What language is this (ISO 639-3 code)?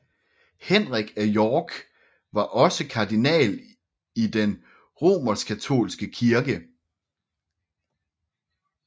dan